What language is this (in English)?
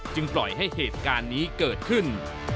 Thai